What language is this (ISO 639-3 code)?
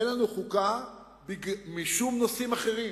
heb